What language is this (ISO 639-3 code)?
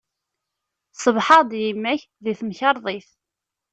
kab